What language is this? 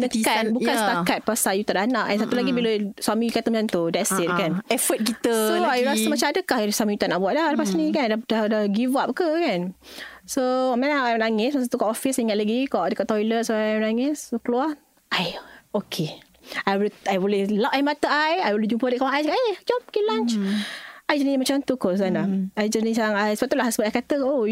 Malay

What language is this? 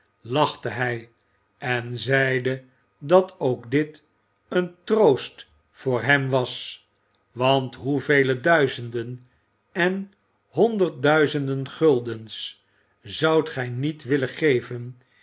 Dutch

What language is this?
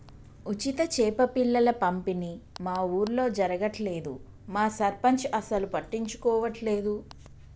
Telugu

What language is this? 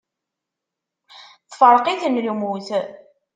Kabyle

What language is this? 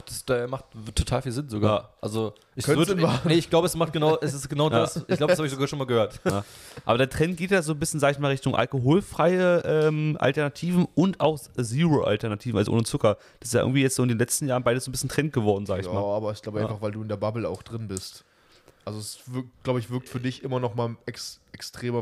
German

